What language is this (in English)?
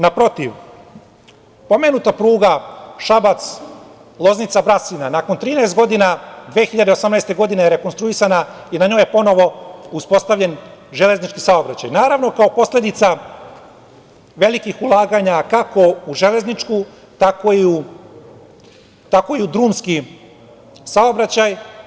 Serbian